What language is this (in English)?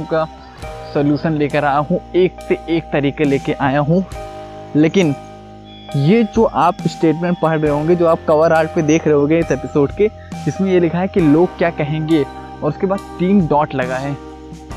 Hindi